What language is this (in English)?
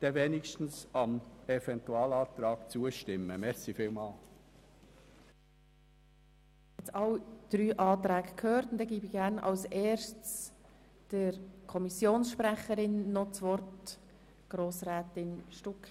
Swiss German